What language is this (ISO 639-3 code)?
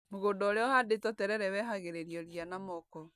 kik